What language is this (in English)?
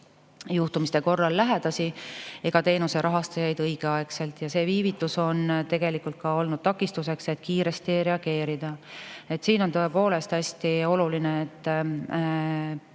Estonian